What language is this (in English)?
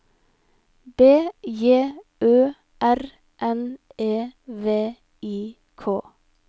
Norwegian